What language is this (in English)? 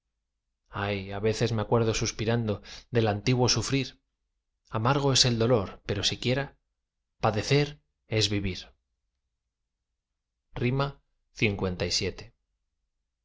Spanish